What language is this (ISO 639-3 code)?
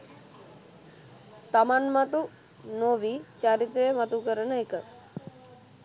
sin